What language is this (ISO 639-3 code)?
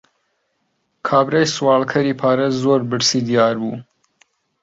ckb